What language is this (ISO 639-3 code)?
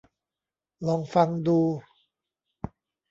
tha